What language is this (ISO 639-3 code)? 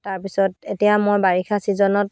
asm